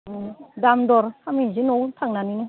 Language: Bodo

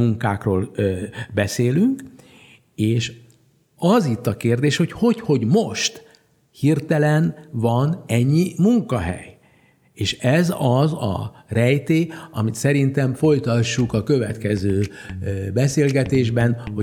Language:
Hungarian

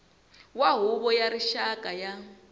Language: Tsonga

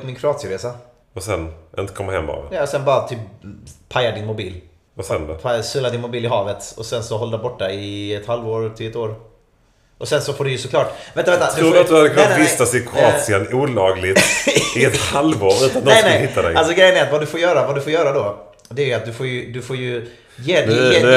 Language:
Swedish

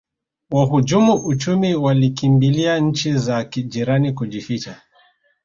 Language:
Swahili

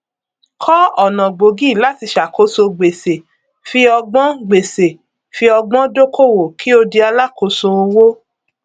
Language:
Yoruba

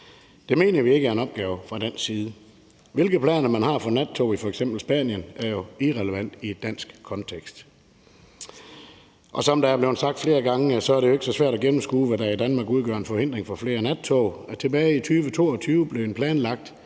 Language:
Danish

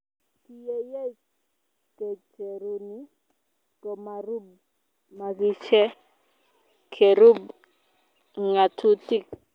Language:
Kalenjin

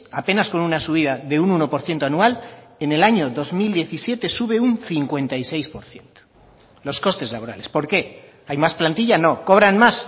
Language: Spanish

